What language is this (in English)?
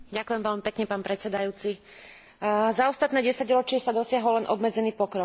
Slovak